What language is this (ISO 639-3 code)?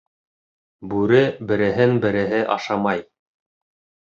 bak